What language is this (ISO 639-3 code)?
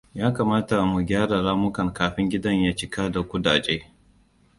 hau